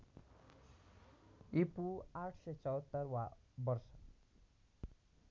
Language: Nepali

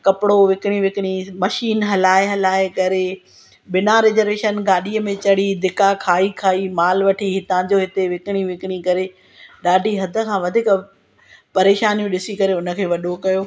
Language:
Sindhi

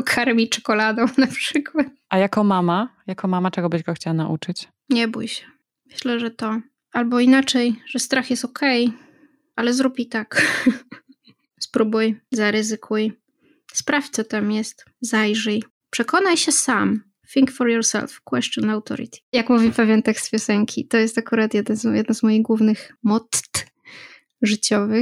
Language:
Polish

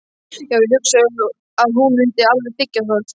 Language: Icelandic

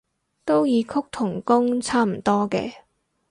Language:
Cantonese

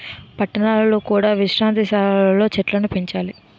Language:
Telugu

